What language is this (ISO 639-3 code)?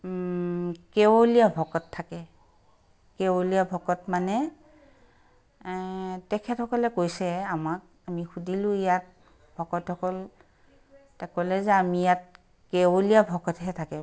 asm